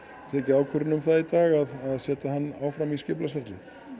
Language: Icelandic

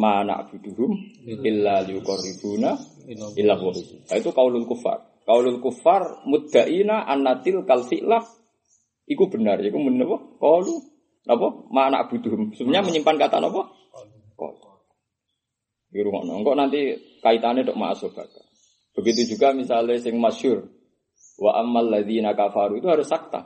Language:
Indonesian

